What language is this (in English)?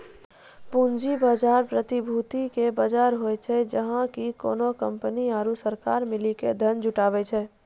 Maithili